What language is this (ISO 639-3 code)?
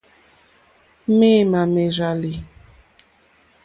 bri